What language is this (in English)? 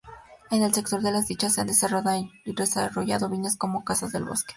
Spanish